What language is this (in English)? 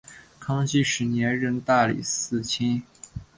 Chinese